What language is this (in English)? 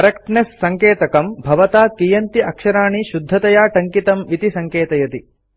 Sanskrit